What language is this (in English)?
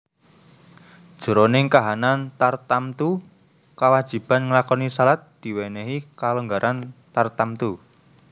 Javanese